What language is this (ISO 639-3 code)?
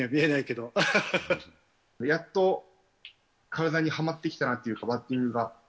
jpn